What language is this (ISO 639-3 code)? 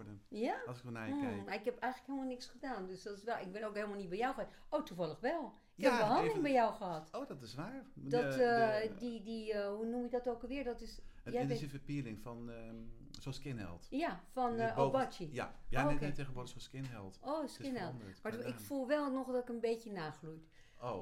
nld